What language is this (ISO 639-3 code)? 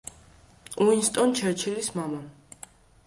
kat